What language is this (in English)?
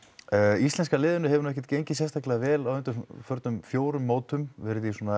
Icelandic